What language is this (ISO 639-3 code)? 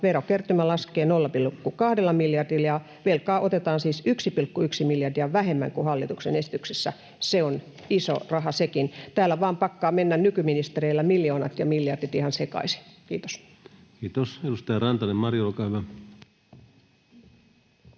fin